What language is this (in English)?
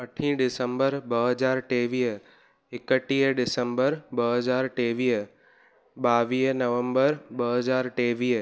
Sindhi